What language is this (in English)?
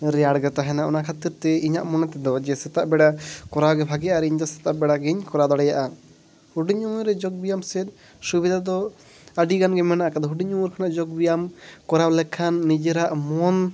Santali